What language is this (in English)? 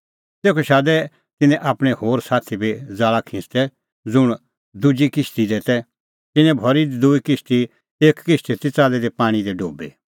Kullu Pahari